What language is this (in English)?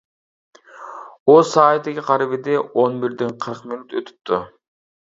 Uyghur